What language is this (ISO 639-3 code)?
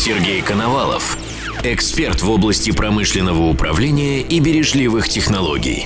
rus